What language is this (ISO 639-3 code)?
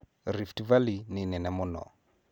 kik